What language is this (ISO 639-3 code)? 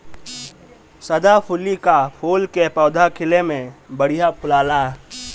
bho